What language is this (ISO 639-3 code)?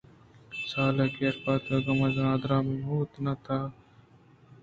bgp